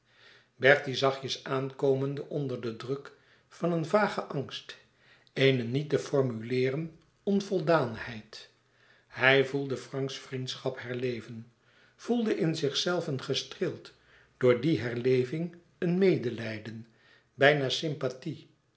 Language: Dutch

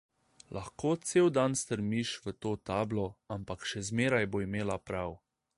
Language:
Slovenian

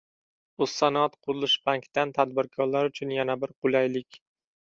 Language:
Uzbek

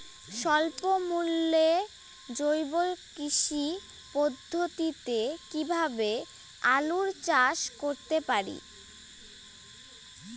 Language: Bangla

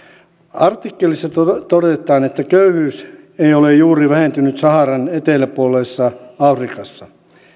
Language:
Finnish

